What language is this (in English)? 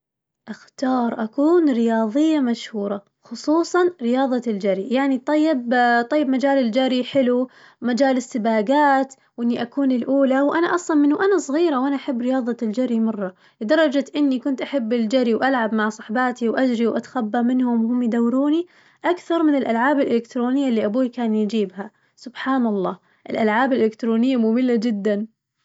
Najdi Arabic